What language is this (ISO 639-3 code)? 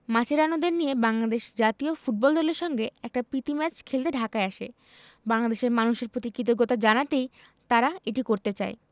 ben